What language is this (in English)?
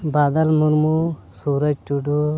Santali